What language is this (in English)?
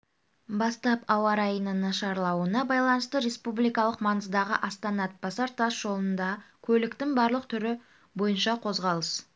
Kazakh